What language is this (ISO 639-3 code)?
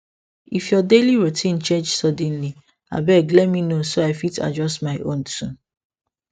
pcm